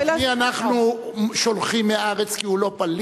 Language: Hebrew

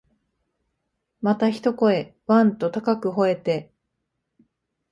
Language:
Japanese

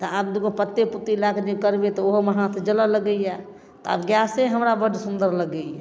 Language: Maithili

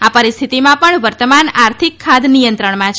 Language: Gujarati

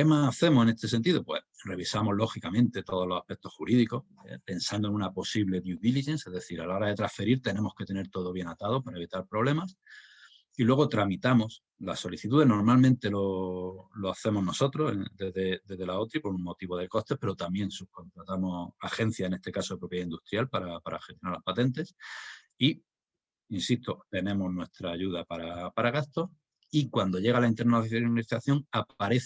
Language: Spanish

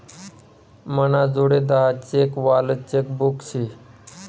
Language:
Marathi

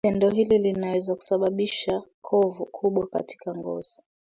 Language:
Swahili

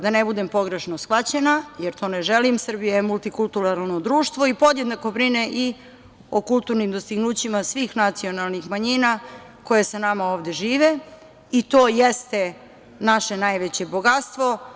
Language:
Serbian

